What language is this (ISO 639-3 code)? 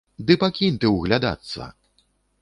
bel